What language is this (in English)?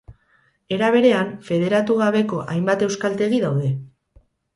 Basque